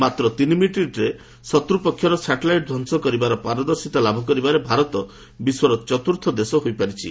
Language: Odia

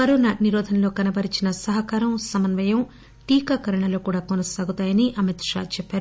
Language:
Telugu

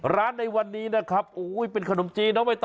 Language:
Thai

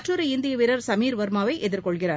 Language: Tamil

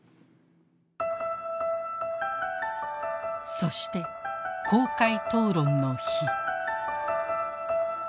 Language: Japanese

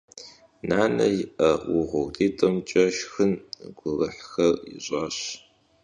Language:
Kabardian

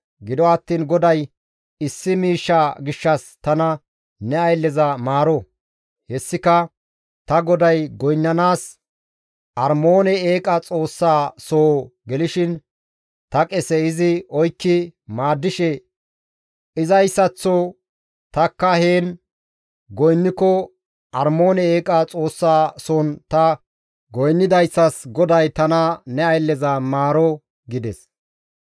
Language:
Gamo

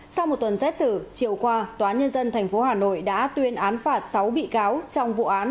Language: Vietnamese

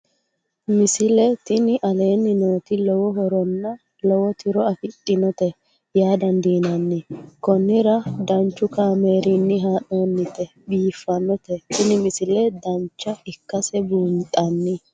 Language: Sidamo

